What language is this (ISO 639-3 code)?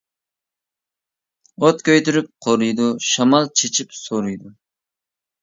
uig